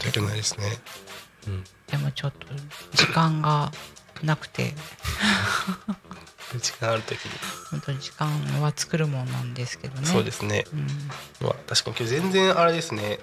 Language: Japanese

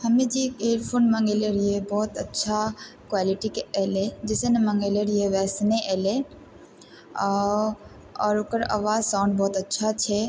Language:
Maithili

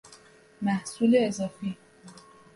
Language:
Persian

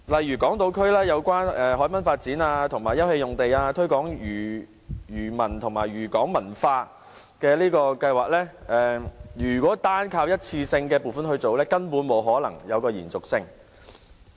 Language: Cantonese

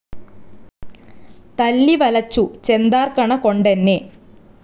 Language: Malayalam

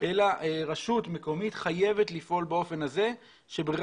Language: Hebrew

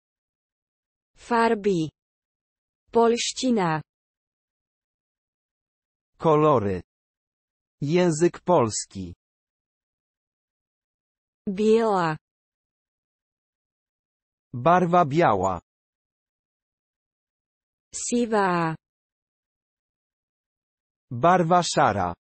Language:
Polish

